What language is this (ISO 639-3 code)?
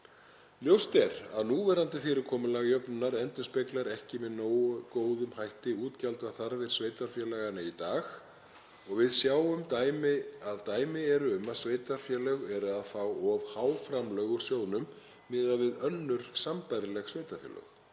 isl